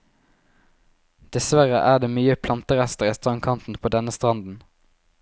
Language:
Norwegian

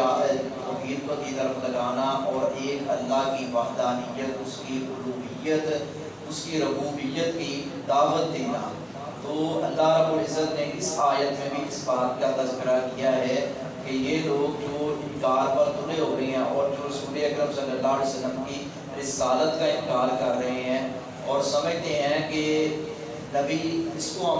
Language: Urdu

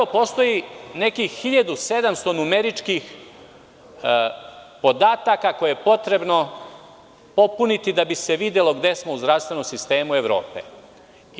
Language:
Serbian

